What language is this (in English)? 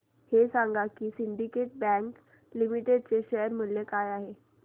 Marathi